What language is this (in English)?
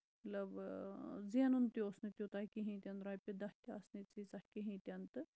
Kashmiri